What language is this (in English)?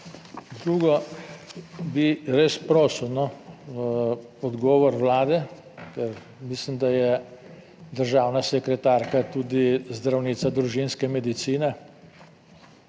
Slovenian